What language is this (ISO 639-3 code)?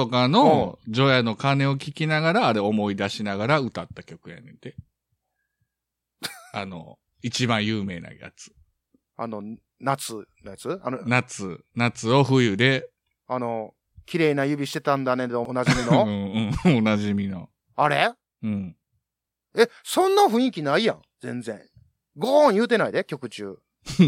jpn